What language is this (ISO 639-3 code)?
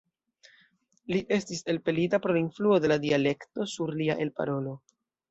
epo